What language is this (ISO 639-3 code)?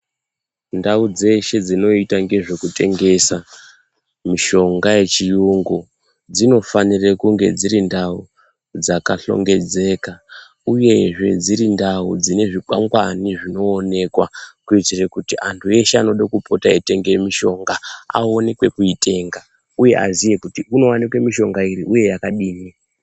ndc